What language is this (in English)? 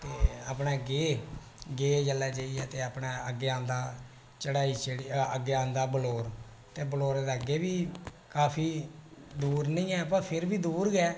Dogri